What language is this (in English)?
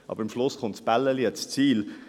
Swiss German